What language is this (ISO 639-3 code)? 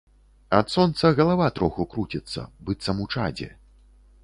bel